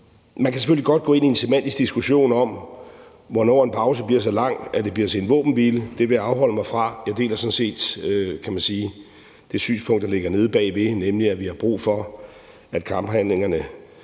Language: Danish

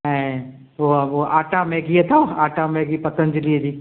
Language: Sindhi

